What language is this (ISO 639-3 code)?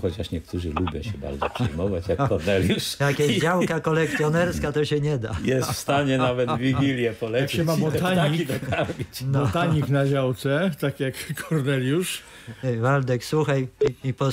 pol